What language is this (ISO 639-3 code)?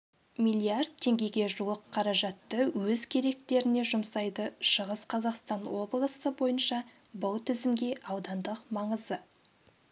kaz